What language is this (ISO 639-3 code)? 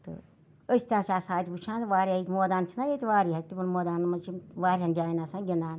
kas